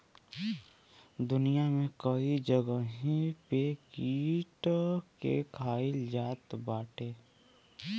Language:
Bhojpuri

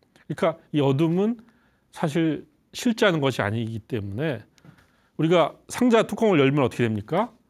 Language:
Korean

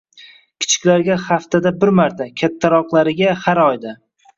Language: Uzbek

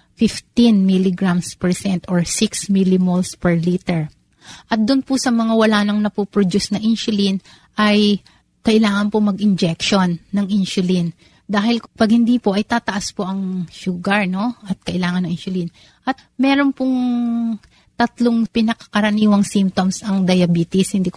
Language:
Filipino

